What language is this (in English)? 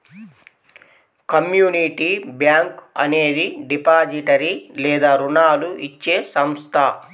Telugu